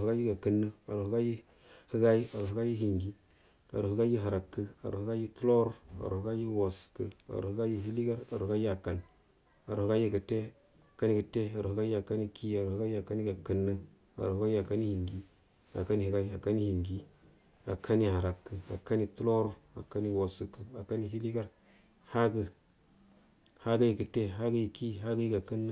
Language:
Buduma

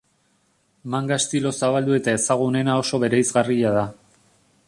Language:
Basque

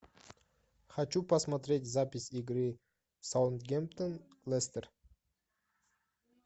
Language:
Russian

